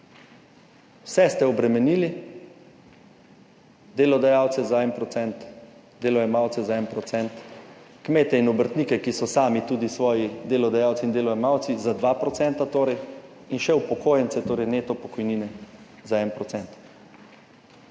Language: Slovenian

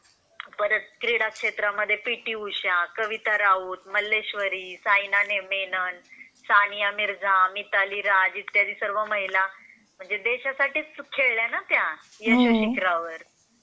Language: Marathi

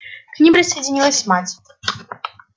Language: Russian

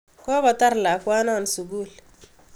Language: Kalenjin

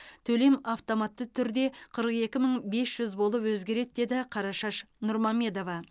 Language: Kazakh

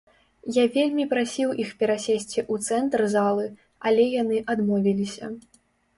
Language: Belarusian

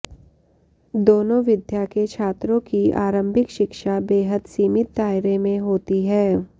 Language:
Sanskrit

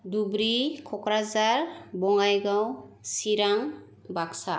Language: Bodo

